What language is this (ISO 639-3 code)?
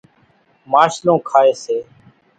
gjk